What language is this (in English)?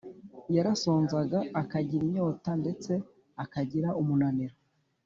Kinyarwanda